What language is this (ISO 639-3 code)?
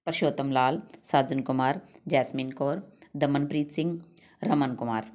pan